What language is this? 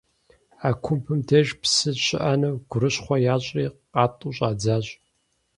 Kabardian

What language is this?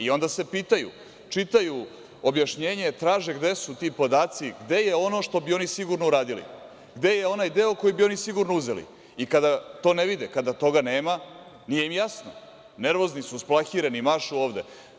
Serbian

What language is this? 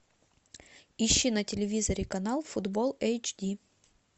Russian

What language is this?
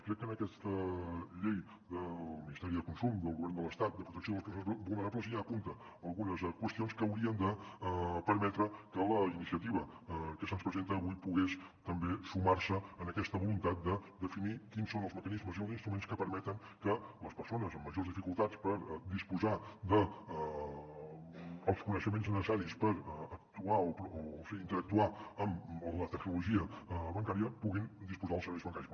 Catalan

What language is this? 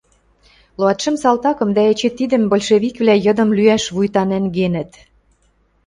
Western Mari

